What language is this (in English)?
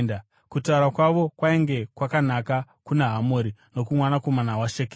Shona